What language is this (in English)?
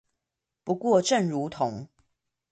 Chinese